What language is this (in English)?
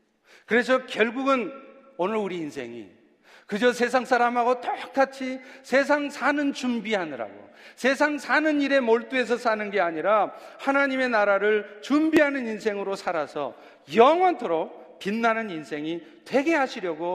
Korean